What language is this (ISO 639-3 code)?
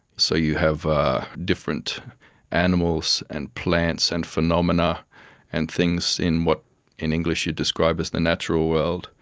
eng